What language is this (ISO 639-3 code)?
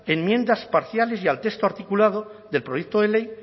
spa